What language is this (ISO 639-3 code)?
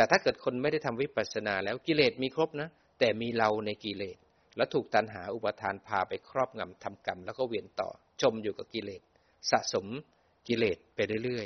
tha